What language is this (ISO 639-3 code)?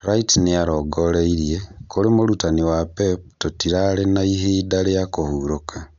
kik